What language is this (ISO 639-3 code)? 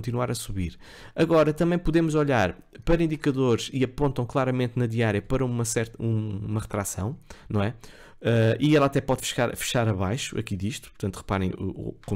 por